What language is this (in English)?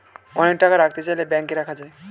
Bangla